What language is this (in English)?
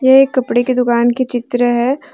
Hindi